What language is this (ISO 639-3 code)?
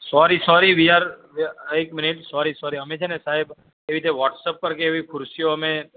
guj